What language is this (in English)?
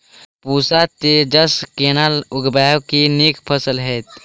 Maithili